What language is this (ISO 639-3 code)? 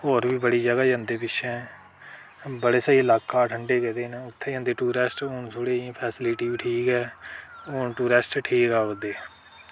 doi